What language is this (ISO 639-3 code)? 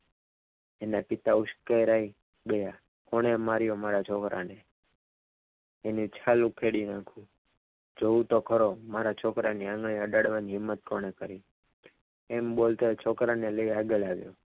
guj